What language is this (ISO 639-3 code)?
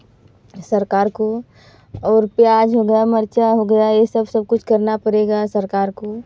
hin